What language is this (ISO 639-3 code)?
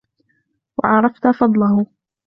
ara